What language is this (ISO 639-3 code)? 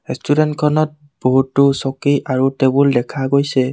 asm